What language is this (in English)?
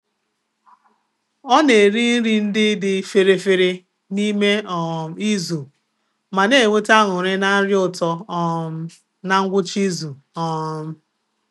Igbo